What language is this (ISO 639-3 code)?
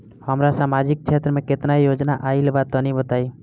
bho